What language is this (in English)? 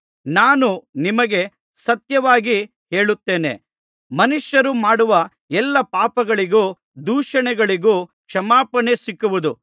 Kannada